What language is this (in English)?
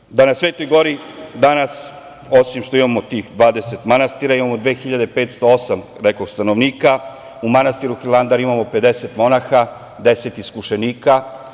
Serbian